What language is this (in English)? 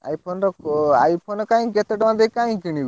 Odia